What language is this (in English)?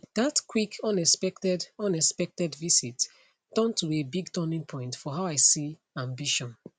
Nigerian Pidgin